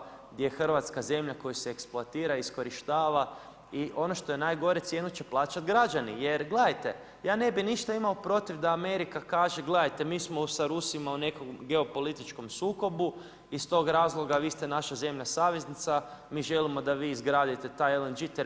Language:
Croatian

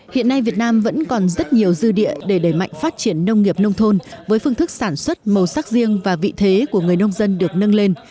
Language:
Vietnamese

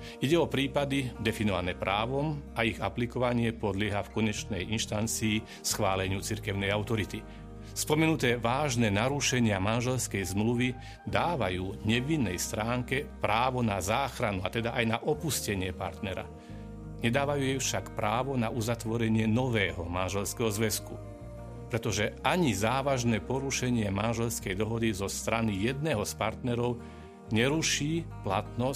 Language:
Slovak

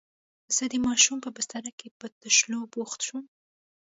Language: Pashto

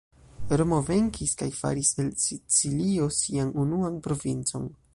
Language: Esperanto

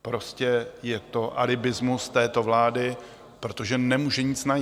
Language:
Czech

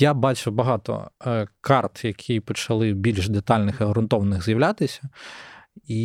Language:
Ukrainian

